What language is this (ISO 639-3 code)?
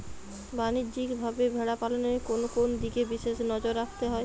ben